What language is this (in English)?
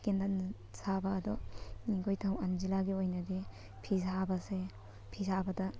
Manipuri